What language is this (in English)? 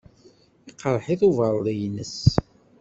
Kabyle